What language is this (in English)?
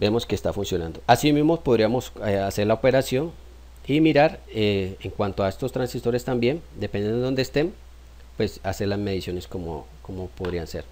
Spanish